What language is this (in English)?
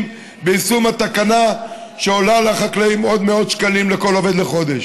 Hebrew